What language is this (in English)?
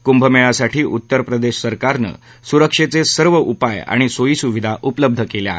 Marathi